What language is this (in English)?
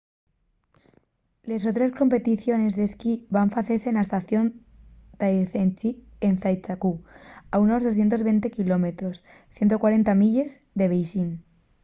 Asturian